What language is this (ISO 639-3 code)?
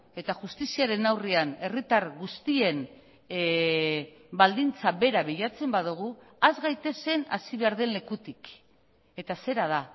eus